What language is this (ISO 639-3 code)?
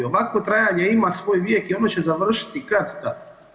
hrv